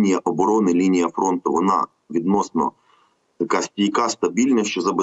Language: Ukrainian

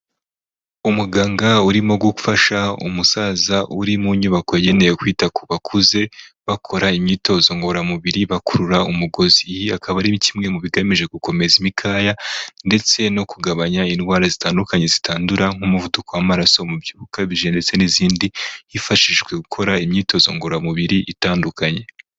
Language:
Kinyarwanda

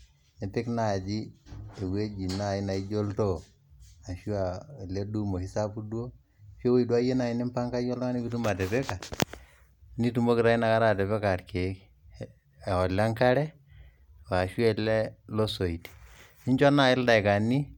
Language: Masai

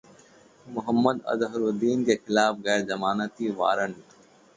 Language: Hindi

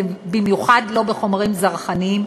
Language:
Hebrew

